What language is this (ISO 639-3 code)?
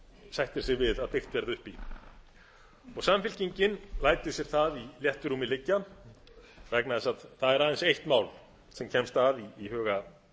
isl